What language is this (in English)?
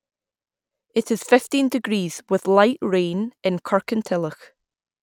English